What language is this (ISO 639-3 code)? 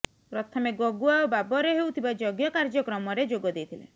ori